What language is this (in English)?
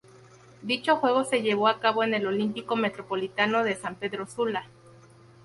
Spanish